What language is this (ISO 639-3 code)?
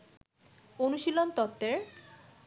ben